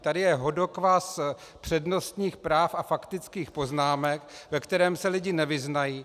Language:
Czech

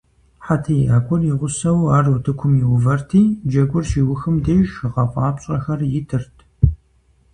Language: Kabardian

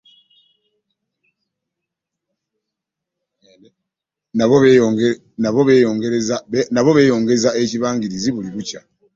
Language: Ganda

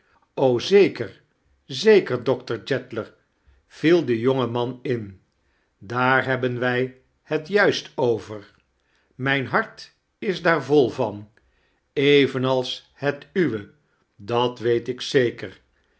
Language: Dutch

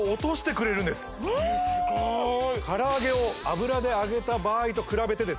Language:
Japanese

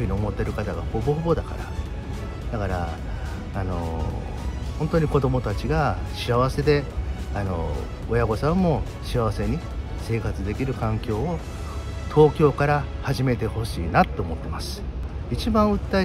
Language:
Japanese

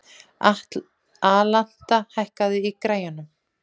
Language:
Icelandic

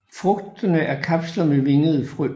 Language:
Danish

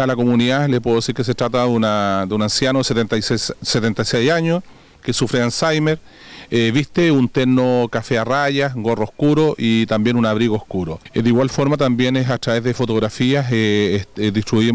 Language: Spanish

